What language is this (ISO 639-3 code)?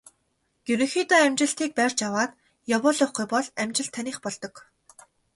mon